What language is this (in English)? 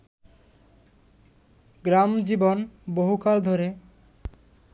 Bangla